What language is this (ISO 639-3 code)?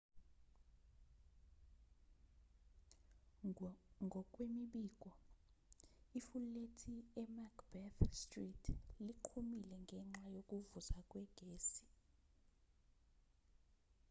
zul